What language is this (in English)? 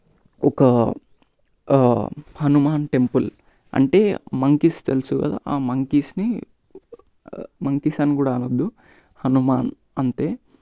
Telugu